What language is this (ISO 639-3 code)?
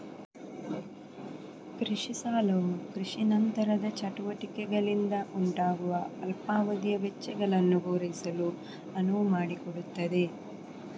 kan